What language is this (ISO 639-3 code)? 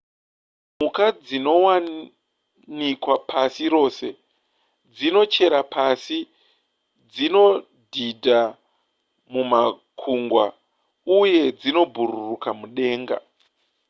sna